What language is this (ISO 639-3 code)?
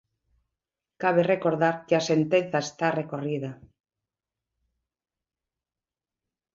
glg